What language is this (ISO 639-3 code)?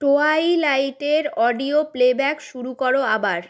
ben